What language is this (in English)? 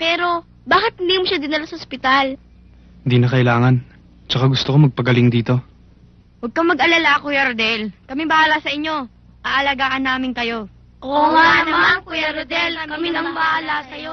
Filipino